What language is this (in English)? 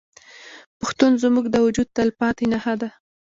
Pashto